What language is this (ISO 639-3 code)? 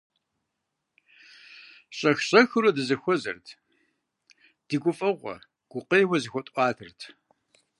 kbd